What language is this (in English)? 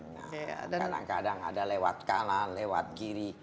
Indonesian